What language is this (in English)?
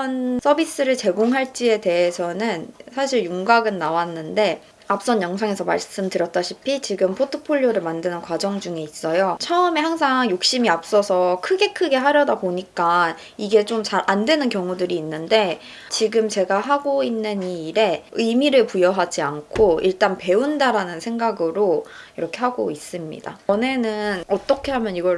Korean